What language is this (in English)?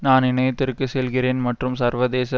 Tamil